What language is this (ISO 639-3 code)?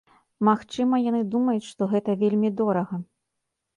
bel